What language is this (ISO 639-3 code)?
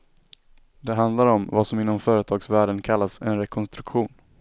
swe